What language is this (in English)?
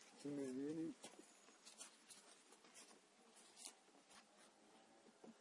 Turkish